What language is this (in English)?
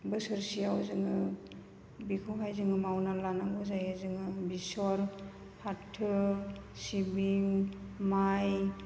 Bodo